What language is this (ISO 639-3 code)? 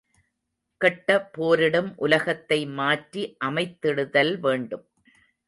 tam